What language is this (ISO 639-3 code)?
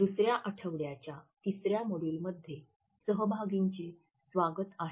mar